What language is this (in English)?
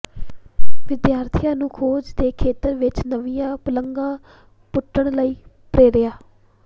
Punjabi